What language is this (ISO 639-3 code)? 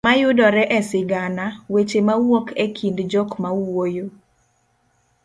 luo